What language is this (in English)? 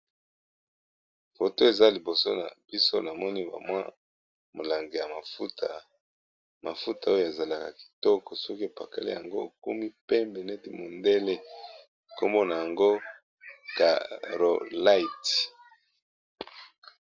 Lingala